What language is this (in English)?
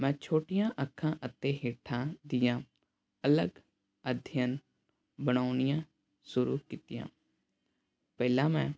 Punjabi